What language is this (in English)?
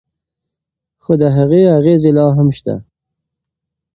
Pashto